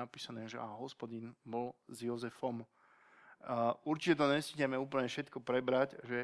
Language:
Slovak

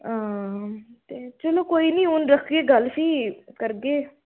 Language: Dogri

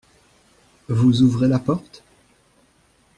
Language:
French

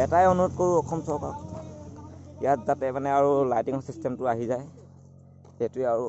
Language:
Assamese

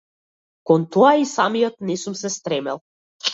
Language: Macedonian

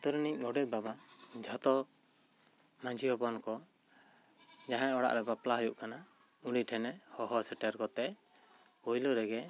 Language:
Santali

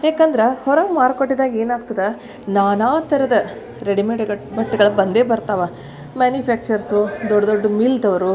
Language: Kannada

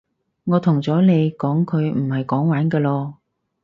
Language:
Cantonese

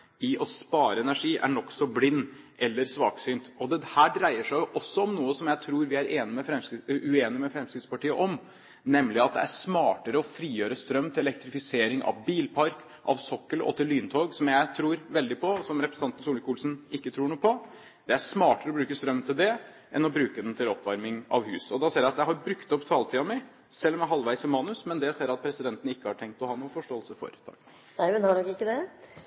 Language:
Norwegian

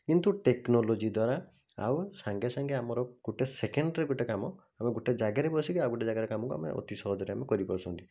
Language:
Odia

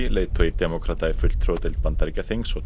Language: Icelandic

